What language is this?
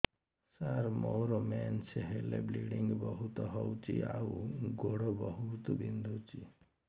Odia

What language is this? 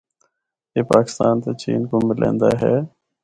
Northern Hindko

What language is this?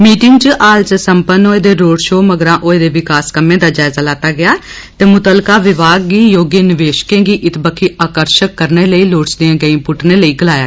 Dogri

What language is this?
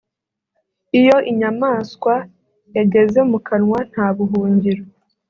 Kinyarwanda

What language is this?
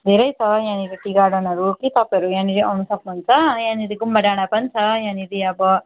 Nepali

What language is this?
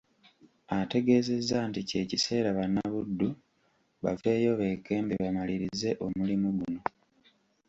Ganda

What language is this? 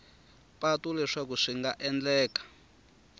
Tsonga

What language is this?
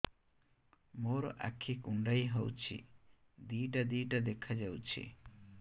Odia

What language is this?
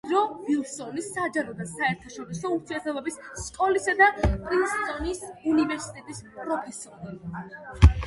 Georgian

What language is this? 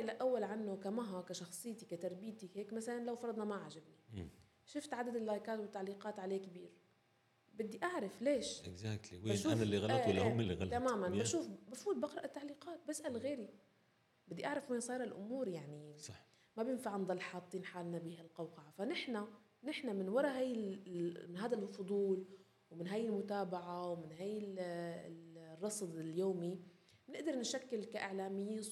Arabic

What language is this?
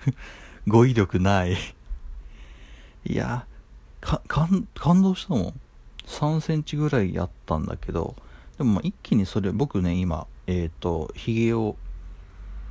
Japanese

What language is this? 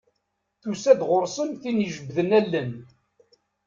Kabyle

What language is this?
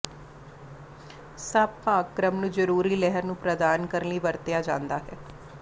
Punjabi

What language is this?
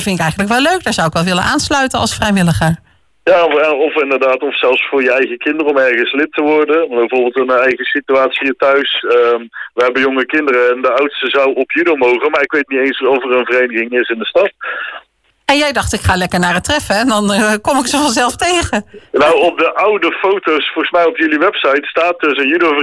Dutch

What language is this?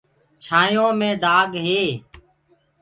Gurgula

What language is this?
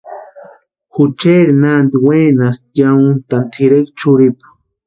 Western Highland Purepecha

